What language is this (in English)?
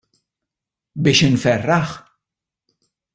Maltese